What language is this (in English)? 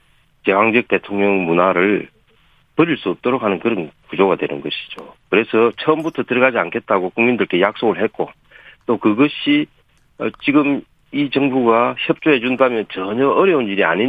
Korean